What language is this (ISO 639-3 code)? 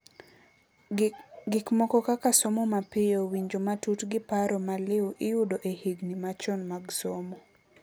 luo